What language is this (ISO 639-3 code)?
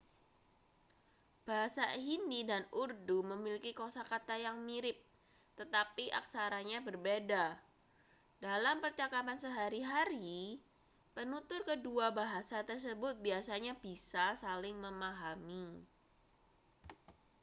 ind